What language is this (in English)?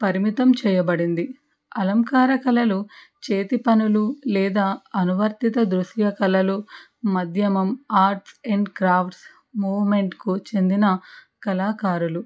Telugu